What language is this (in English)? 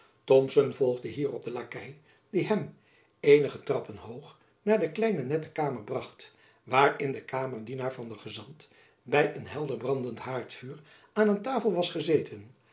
Dutch